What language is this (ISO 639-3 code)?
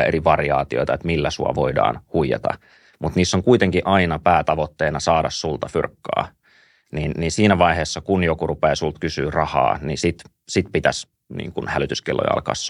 fin